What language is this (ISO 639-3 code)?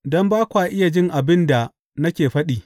hau